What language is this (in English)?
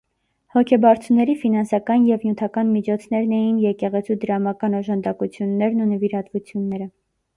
Armenian